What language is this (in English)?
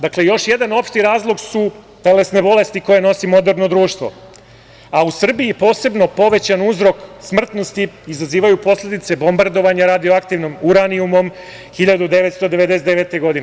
Serbian